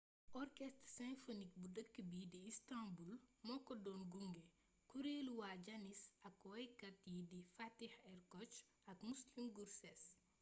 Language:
Wolof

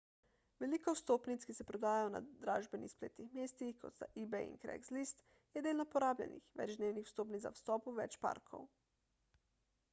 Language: Slovenian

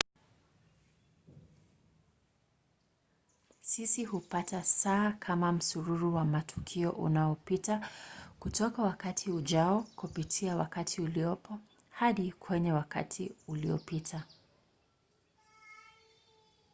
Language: Swahili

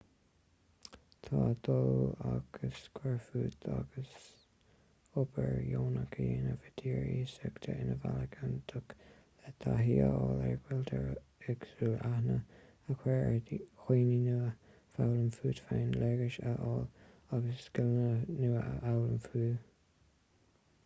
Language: Irish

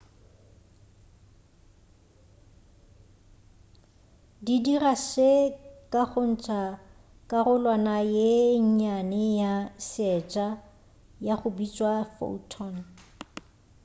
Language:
Northern Sotho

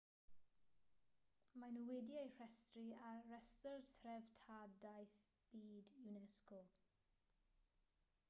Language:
Welsh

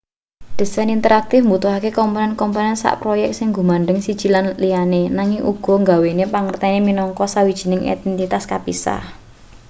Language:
Javanese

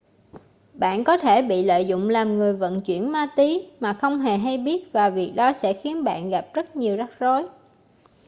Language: Vietnamese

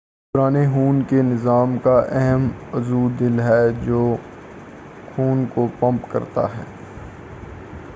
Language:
Urdu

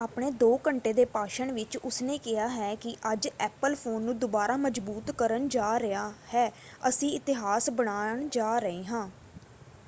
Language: Punjabi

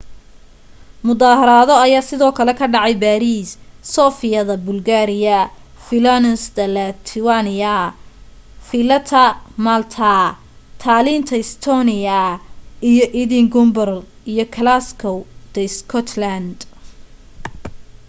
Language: Somali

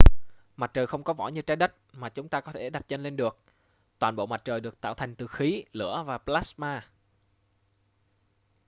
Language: Vietnamese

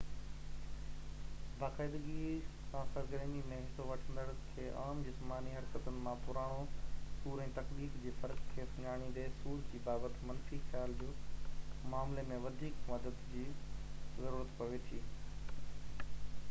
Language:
Sindhi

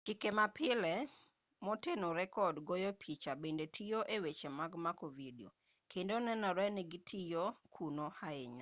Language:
Luo (Kenya and Tanzania)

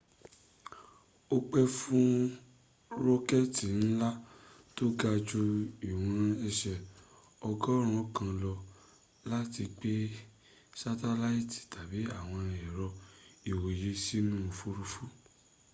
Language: Yoruba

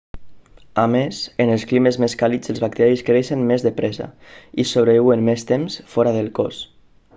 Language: Catalan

